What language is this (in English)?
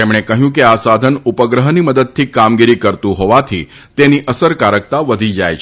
Gujarati